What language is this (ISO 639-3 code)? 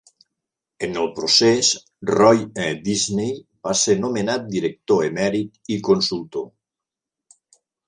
cat